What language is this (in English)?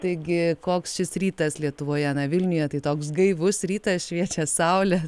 Lithuanian